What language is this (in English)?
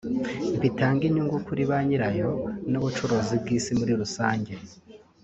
Kinyarwanda